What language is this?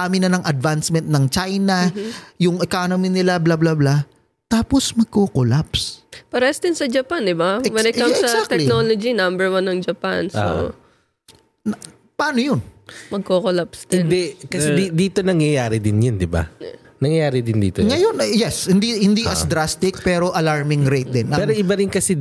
Filipino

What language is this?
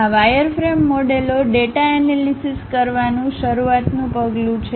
Gujarati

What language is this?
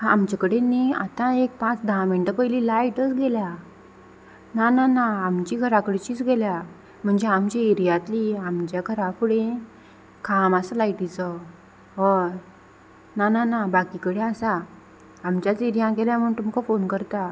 Konkani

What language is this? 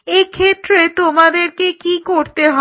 Bangla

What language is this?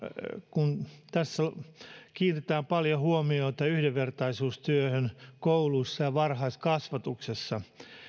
Finnish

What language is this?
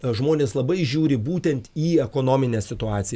Lithuanian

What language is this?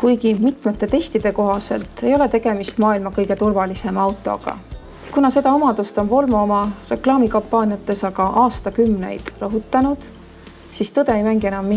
Russian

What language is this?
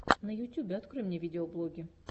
Russian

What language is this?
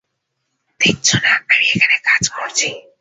Bangla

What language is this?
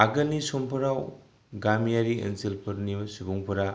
Bodo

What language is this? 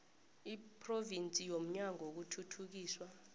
South Ndebele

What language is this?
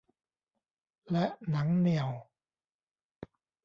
Thai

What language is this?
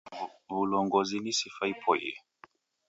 Taita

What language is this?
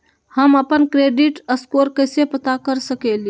Magahi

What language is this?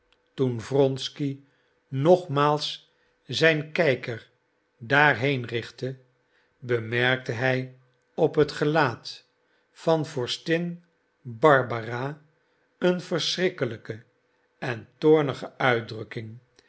Dutch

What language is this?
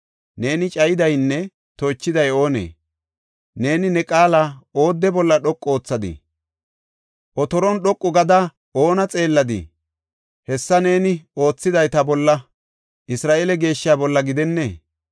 Gofa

